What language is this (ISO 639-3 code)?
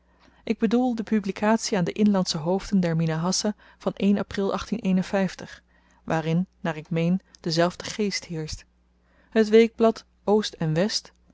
nld